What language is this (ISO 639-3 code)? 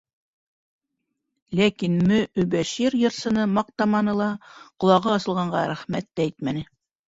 bak